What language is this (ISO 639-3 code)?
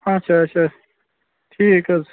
kas